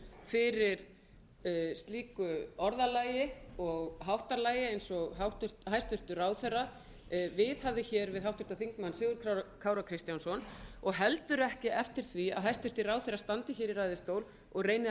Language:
Icelandic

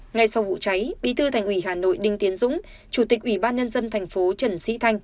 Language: Vietnamese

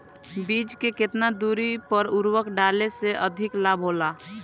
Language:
Bhojpuri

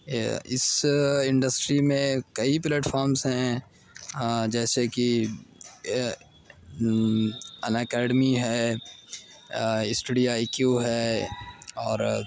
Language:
Urdu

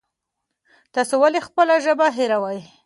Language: Pashto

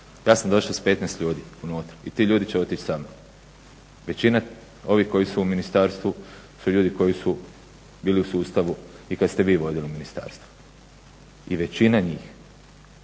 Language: Croatian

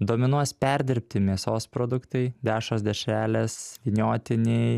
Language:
Lithuanian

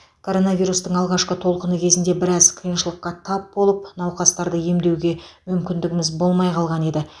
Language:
Kazakh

